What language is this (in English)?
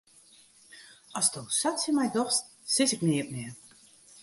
Western Frisian